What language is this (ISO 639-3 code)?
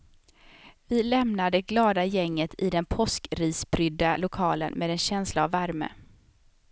swe